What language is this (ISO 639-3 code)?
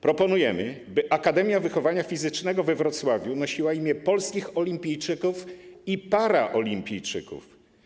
pol